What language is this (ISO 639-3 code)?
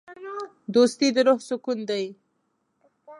pus